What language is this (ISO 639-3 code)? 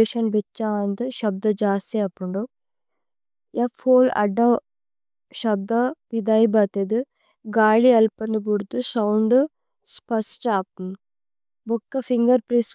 tcy